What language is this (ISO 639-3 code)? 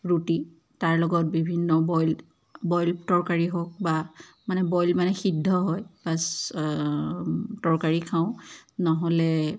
asm